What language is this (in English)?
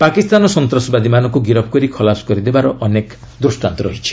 Odia